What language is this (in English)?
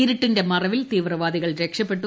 Malayalam